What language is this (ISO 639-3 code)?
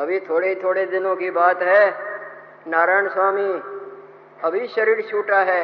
hin